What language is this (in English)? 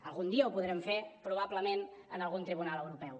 Catalan